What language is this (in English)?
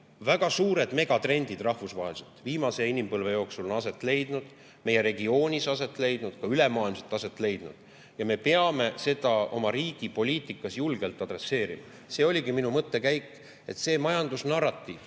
Estonian